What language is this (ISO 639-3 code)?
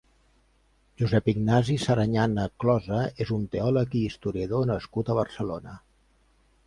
cat